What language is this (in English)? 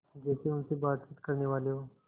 Hindi